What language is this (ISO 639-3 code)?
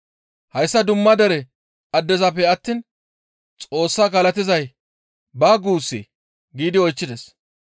gmv